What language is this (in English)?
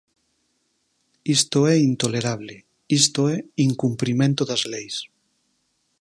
Galician